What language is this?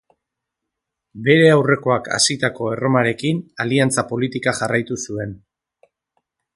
Basque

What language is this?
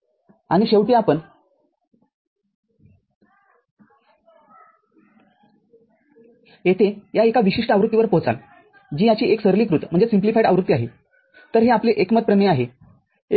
Marathi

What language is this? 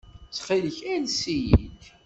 Kabyle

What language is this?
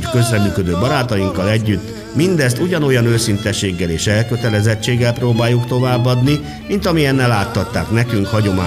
Hungarian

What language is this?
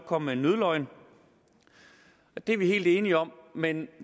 Danish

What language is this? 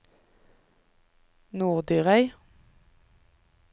Norwegian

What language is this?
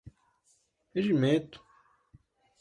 Portuguese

